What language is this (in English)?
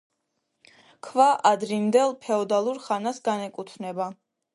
Georgian